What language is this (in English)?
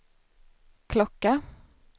Swedish